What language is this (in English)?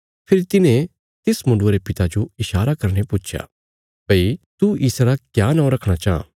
Bilaspuri